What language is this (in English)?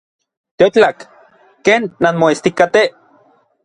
Orizaba Nahuatl